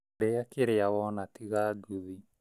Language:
Kikuyu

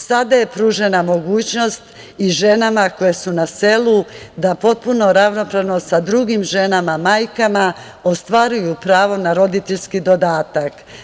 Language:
Serbian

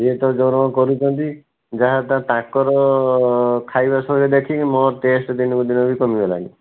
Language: Odia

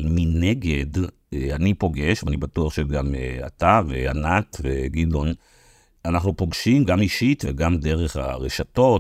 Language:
Hebrew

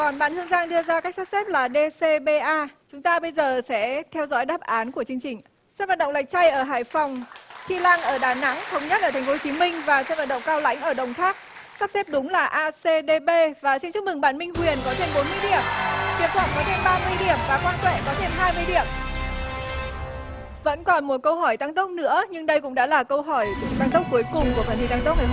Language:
Vietnamese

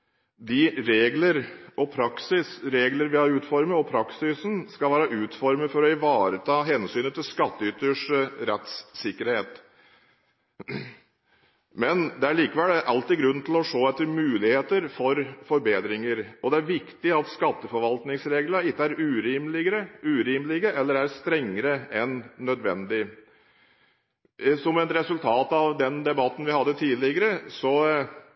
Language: Norwegian Bokmål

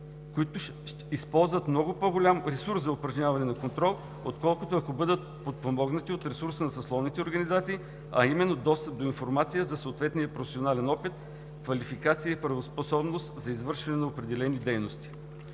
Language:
Bulgarian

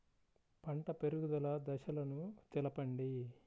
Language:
Telugu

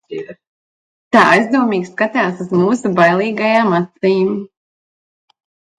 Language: Latvian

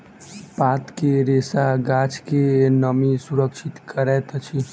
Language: Maithili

